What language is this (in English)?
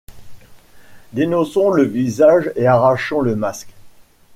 French